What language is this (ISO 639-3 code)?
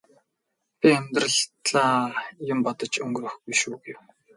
mon